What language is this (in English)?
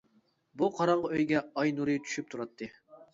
Uyghur